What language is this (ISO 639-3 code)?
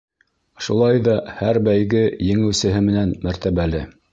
bak